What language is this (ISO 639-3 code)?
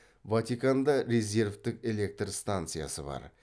kaz